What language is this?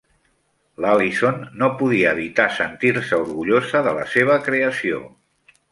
Catalan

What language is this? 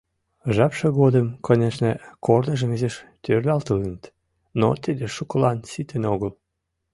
Mari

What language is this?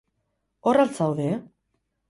Basque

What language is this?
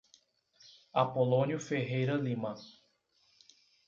Portuguese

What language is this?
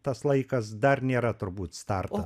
Lithuanian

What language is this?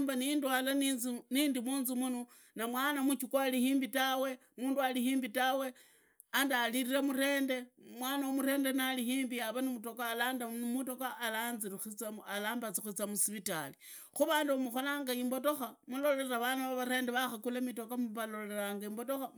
Idakho-Isukha-Tiriki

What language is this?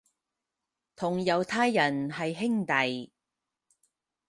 Cantonese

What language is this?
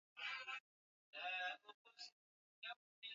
Swahili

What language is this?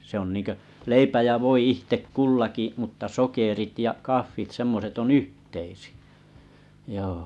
Finnish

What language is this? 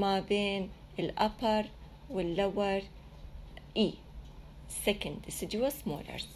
Arabic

